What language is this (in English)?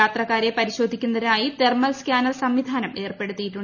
Malayalam